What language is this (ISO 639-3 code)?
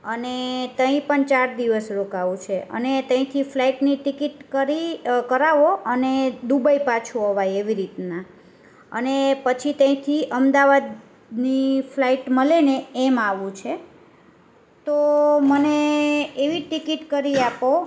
guj